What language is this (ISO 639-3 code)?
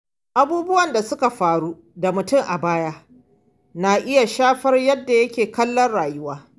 hau